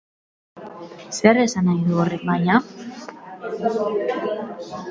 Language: Basque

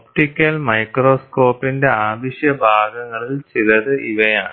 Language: Malayalam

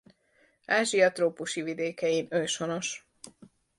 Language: Hungarian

